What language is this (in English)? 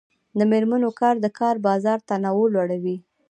Pashto